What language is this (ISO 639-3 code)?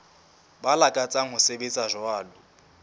sot